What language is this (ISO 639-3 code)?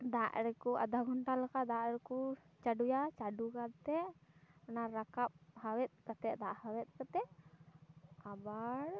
sat